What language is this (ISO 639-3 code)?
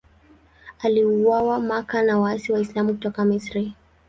swa